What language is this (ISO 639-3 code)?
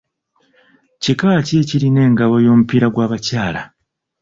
lug